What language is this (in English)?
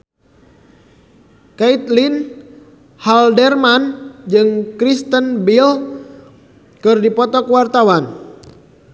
Sundanese